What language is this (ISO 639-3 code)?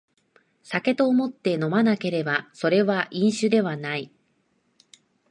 jpn